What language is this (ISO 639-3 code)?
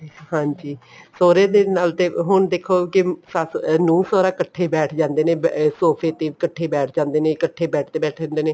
pan